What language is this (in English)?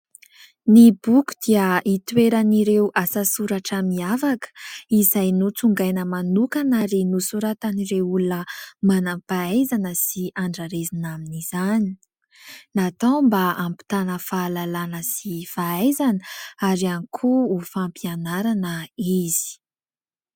Malagasy